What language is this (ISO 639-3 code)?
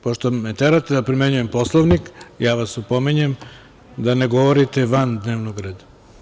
srp